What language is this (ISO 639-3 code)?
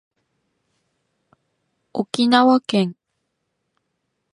jpn